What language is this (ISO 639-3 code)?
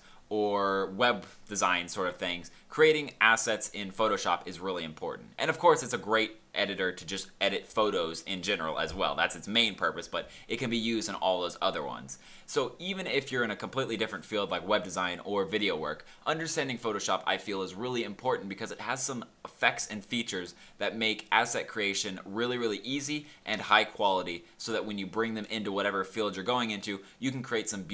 eng